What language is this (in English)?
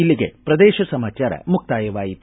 Kannada